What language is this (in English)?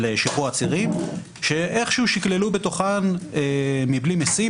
Hebrew